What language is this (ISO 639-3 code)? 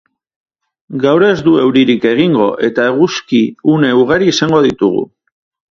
eus